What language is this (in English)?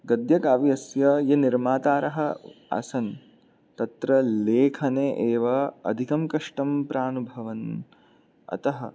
Sanskrit